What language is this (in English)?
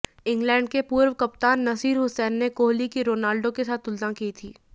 Hindi